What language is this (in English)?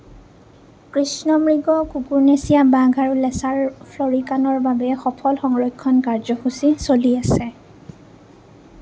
Assamese